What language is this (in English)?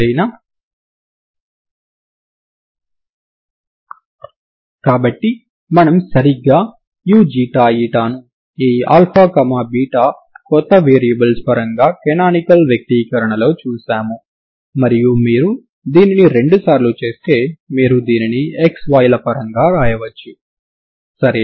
Telugu